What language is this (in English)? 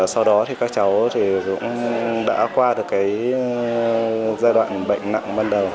Vietnamese